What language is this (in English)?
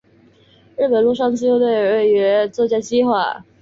Chinese